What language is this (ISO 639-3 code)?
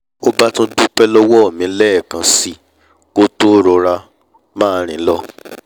yor